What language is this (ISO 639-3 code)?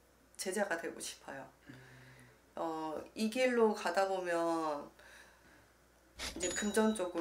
kor